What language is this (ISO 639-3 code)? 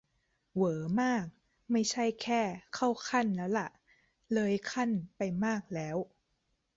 tha